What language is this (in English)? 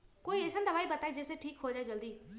Magahi